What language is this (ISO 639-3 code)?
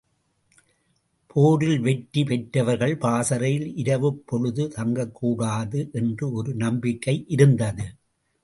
tam